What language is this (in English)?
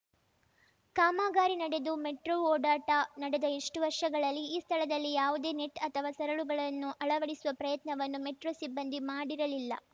Kannada